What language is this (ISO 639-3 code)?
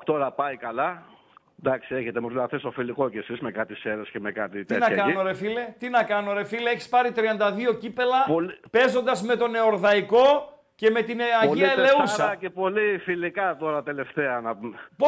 ell